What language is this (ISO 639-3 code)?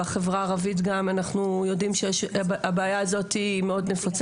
heb